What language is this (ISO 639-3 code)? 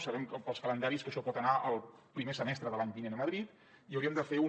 cat